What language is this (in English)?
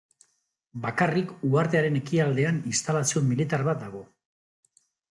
Basque